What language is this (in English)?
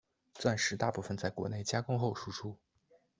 Chinese